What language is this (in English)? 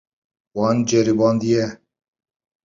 Kurdish